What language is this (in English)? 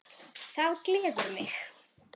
Icelandic